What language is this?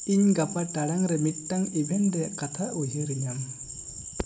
Santali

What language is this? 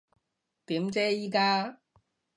Cantonese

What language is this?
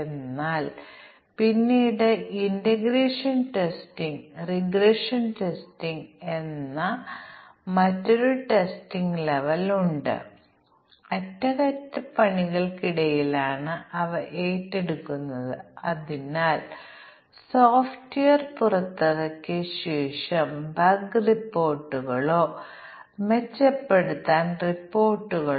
Malayalam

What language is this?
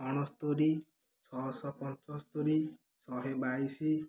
Odia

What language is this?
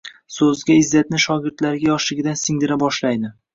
Uzbek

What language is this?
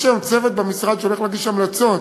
Hebrew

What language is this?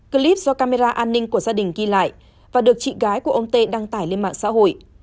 Vietnamese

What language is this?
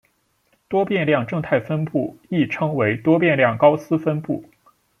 Chinese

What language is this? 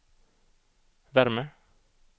Swedish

